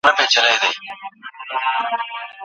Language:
Pashto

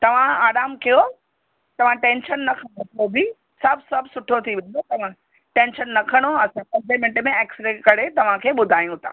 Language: Sindhi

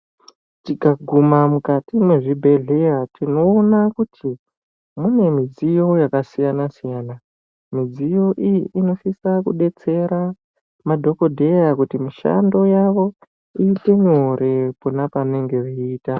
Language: Ndau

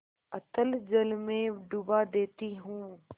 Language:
Hindi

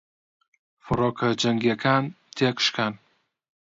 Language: Central Kurdish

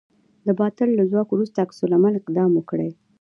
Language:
Pashto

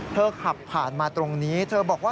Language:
Thai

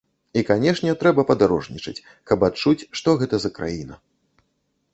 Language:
Belarusian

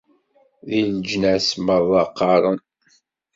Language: Kabyle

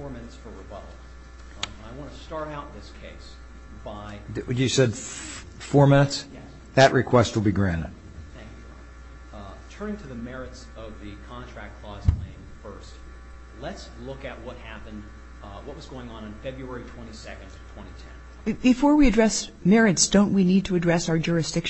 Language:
English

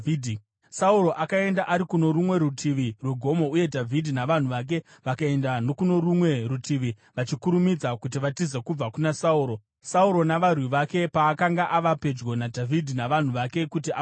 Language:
Shona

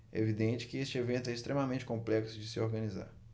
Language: Portuguese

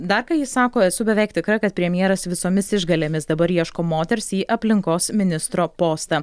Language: Lithuanian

